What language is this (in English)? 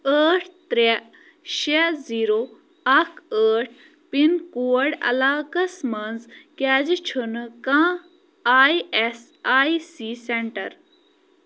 Kashmiri